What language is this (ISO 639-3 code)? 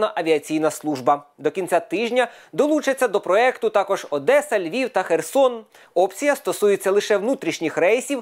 ukr